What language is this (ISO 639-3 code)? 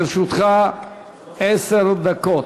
heb